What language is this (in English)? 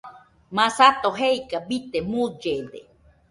Nüpode Huitoto